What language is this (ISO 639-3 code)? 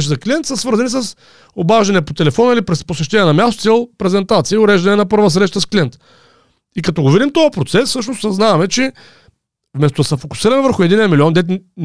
bul